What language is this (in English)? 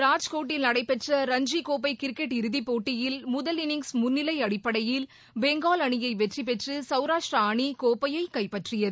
Tamil